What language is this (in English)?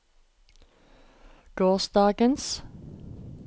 Norwegian